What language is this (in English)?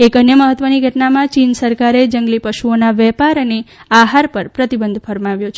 Gujarati